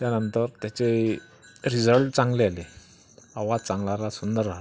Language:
Marathi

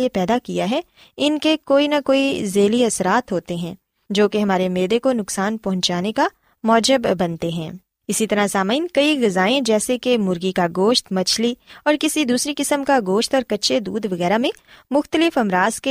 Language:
Urdu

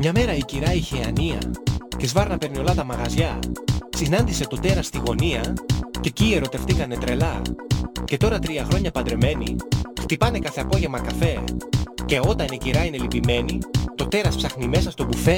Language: Greek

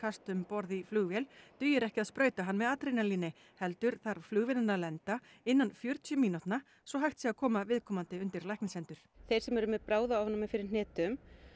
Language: Icelandic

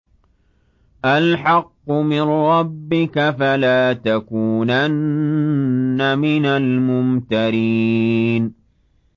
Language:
Arabic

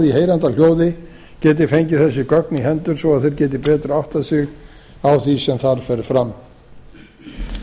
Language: Icelandic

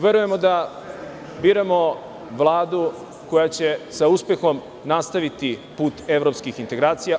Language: Serbian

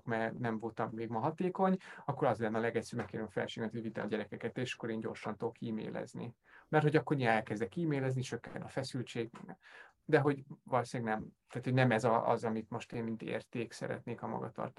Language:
Hungarian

